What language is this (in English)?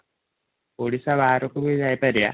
Odia